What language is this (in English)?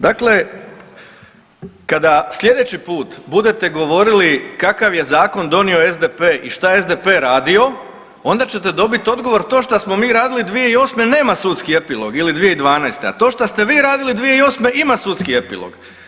Croatian